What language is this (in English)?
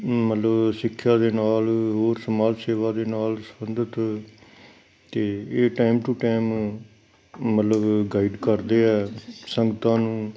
Punjabi